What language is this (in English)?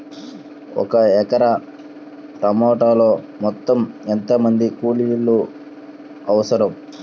Telugu